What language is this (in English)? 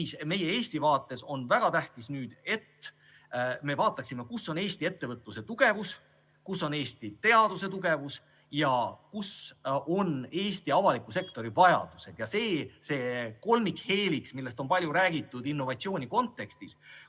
Estonian